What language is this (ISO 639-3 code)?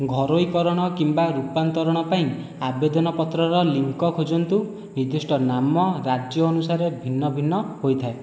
ori